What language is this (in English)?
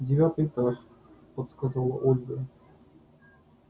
Russian